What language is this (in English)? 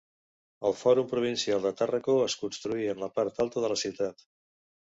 Catalan